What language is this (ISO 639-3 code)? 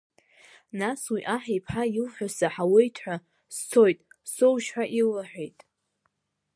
abk